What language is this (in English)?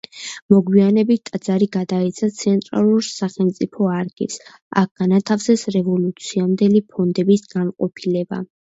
Georgian